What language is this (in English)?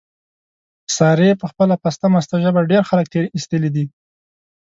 Pashto